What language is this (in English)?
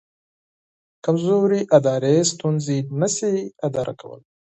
Pashto